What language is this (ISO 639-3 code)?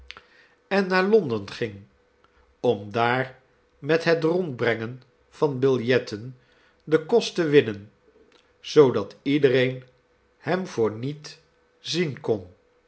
nld